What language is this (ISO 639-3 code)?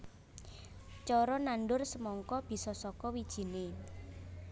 jav